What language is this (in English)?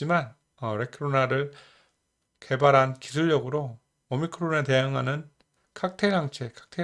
Korean